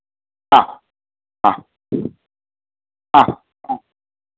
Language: Sanskrit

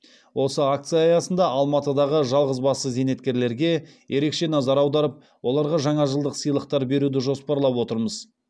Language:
Kazakh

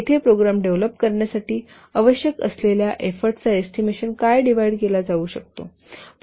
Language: Marathi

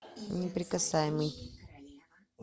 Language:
Russian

